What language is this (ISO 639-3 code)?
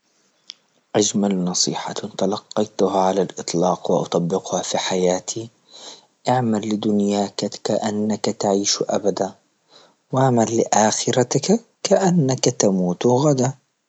ayl